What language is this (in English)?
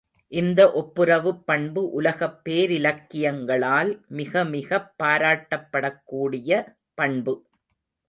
Tamil